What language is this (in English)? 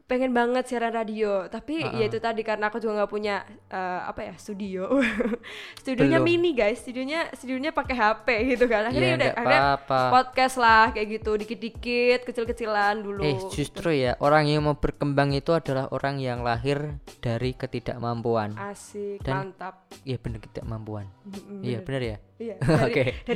Indonesian